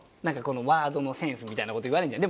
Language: Japanese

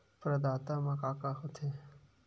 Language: Chhattisgarhi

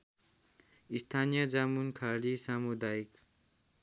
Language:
Nepali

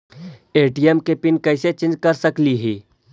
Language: Magahi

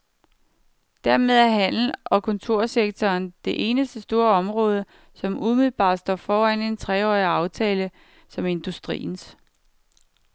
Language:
Danish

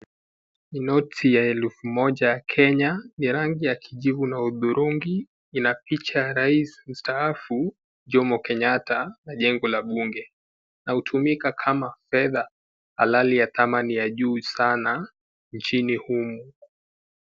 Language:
Swahili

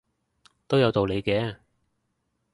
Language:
Cantonese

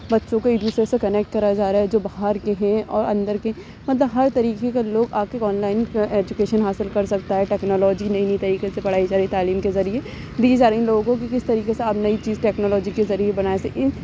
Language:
Urdu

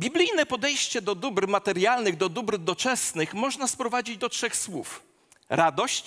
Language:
Polish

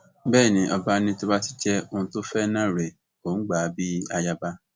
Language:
Yoruba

